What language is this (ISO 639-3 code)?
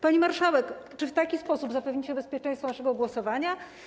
pol